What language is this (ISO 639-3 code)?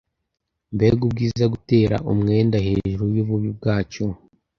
kin